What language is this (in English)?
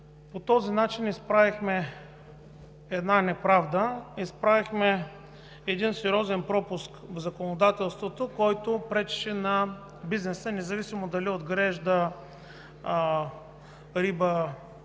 Bulgarian